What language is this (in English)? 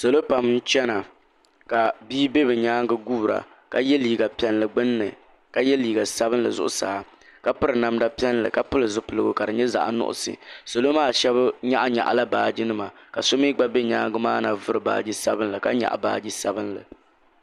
Dagbani